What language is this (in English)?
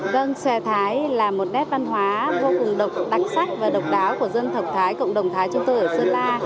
Vietnamese